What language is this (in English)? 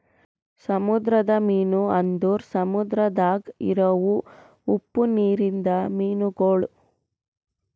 Kannada